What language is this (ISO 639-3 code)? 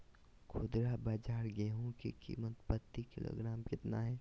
mag